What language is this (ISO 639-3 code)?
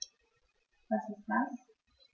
deu